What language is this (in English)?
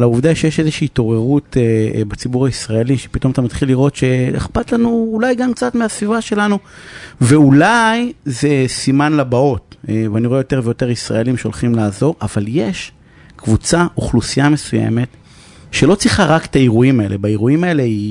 Hebrew